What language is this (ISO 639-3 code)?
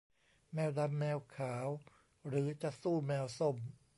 tha